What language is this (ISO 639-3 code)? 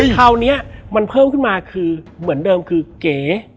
tha